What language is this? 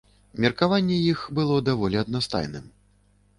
Belarusian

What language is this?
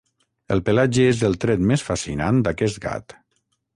Catalan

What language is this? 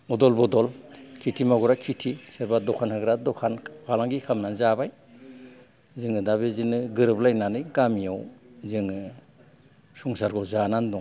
Bodo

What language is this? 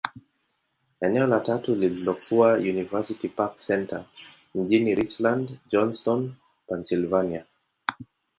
Swahili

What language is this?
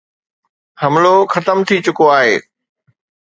Sindhi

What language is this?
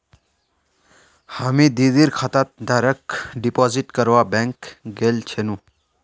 Magahi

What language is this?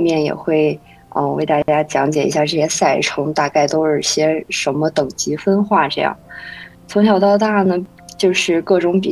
Chinese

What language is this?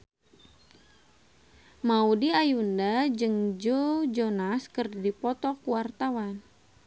Sundanese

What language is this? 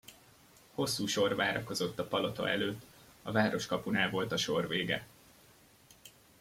Hungarian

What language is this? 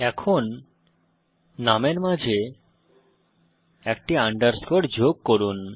Bangla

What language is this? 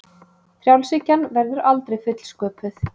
Icelandic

